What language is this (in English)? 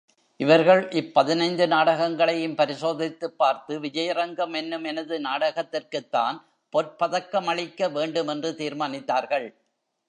Tamil